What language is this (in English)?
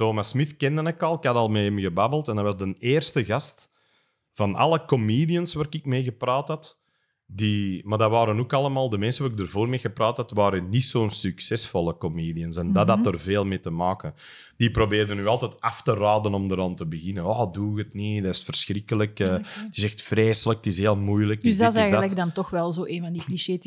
Dutch